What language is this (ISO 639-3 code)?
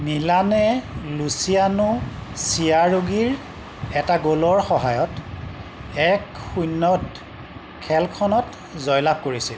asm